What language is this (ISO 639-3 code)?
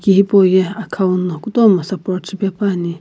nsm